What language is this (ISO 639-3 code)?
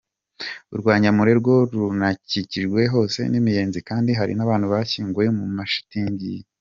kin